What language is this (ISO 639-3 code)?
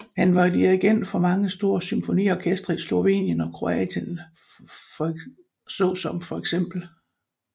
dan